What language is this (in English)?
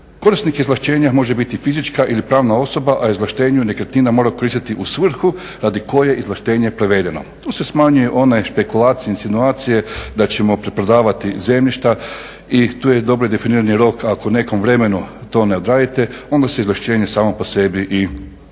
Croatian